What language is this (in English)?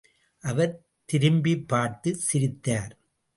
Tamil